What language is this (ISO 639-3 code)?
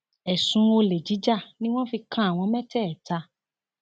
yor